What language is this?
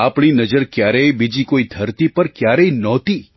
Gujarati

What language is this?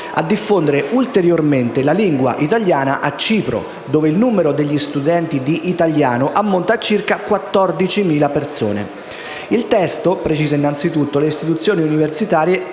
Italian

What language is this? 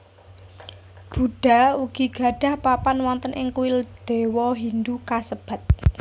Javanese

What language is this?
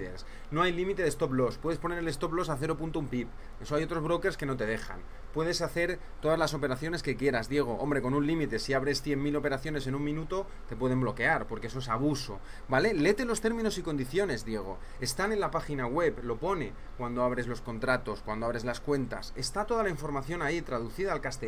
Spanish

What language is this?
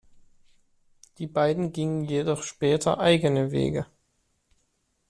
German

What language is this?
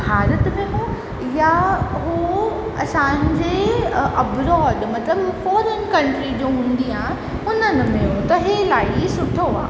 Sindhi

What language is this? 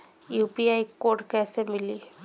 Bhojpuri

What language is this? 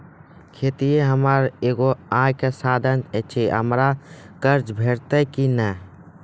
Maithili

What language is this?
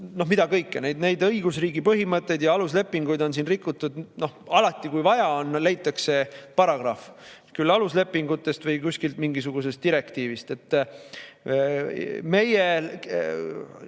Estonian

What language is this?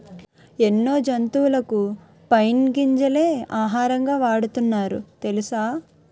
Telugu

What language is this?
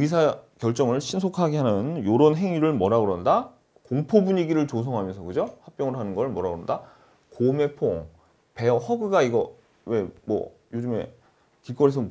Korean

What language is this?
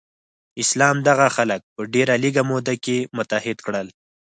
Pashto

